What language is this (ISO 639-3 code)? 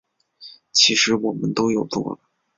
zho